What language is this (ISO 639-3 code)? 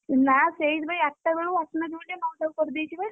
ori